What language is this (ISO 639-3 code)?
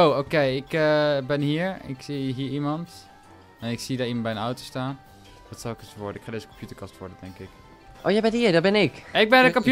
nld